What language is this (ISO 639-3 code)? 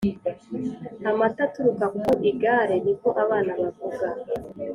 kin